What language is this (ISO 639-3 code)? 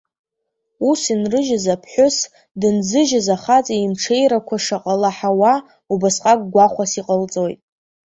abk